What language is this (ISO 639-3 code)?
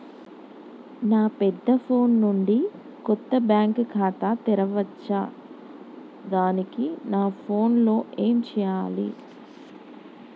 tel